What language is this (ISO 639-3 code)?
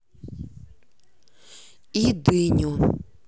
rus